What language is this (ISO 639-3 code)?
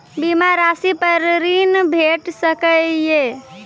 mai